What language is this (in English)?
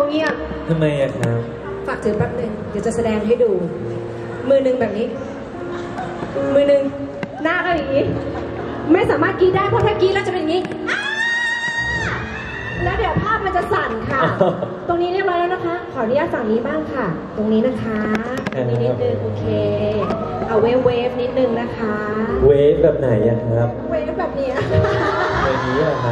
Thai